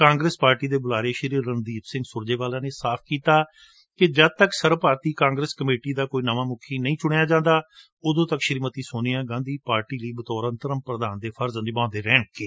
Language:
Punjabi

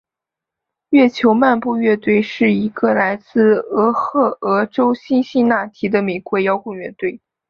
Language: Chinese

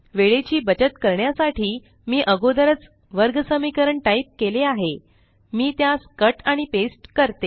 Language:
Marathi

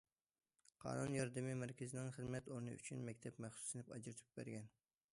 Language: Uyghur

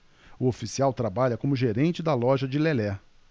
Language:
Portuguese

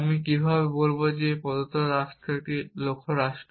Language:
Bangla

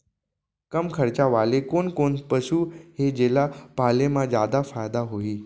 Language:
Chhattisgarhi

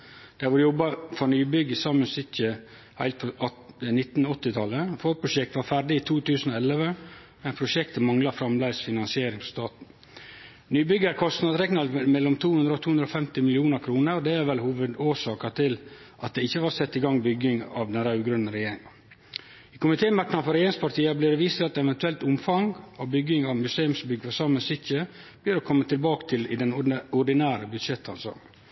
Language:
Norwegian Nynorsk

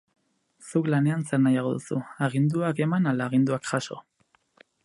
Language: Basque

